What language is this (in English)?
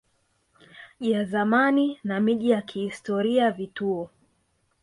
Swahili